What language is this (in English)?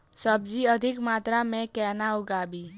Maithili